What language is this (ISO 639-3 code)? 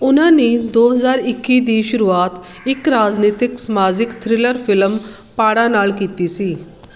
pan